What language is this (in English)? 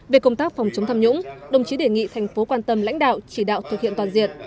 Vietnamese